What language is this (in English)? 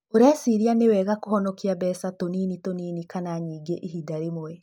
Kikuyu